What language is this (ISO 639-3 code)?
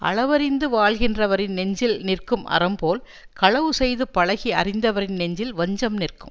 tam